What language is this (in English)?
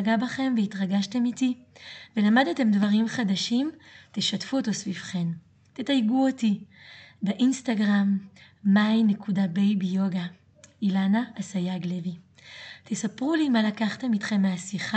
Hebrew